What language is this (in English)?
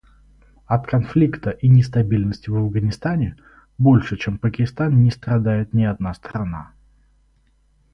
Russian